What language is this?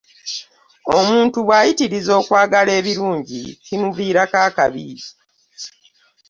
Ganda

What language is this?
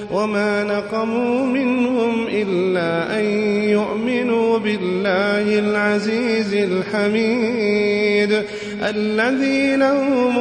Arabic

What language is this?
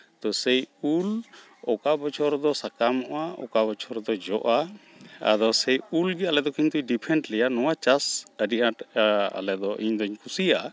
Santali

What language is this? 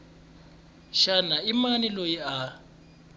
Tsonga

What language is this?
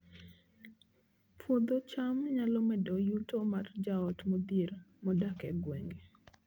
Luo (Kenya and Tanzania)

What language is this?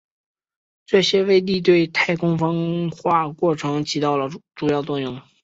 Chinese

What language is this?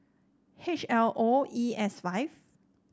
English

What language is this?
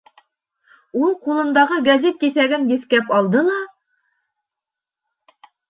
Bashkir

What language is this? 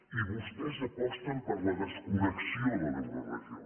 Catalan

